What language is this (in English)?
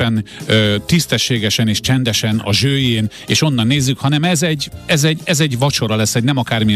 Hungarian